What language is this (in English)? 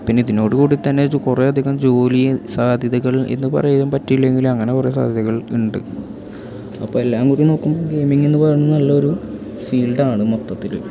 Malayalam